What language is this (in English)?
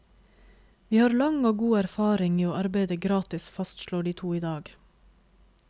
Norwegian